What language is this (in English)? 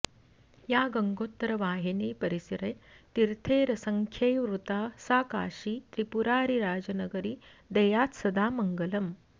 Sanskrit